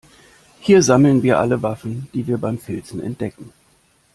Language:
German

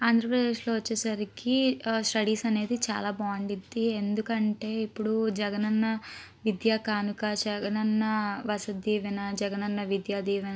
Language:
Telugu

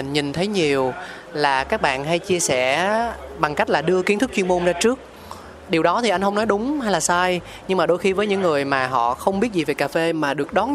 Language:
Vietnamese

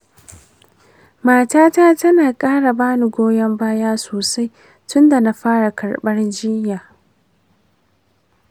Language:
Hausa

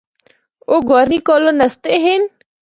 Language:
Northern Hindko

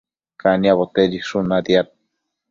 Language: Matsés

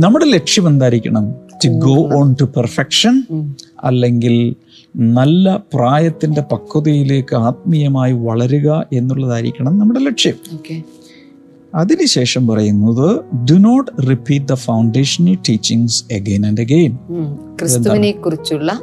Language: Malayalam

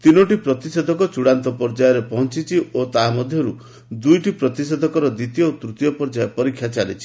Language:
Odia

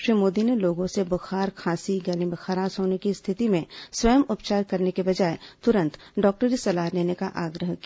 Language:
Hindi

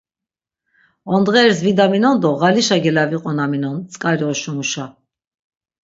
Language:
Laz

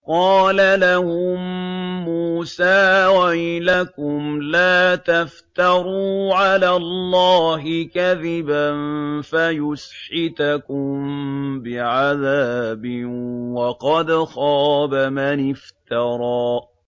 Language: Arabic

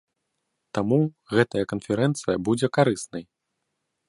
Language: Belarusian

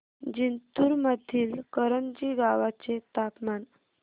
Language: Marathi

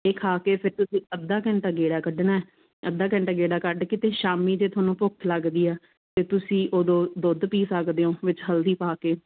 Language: Punjabi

